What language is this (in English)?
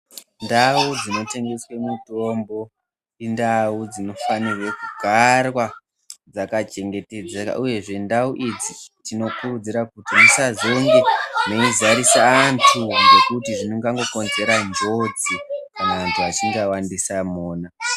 Ndau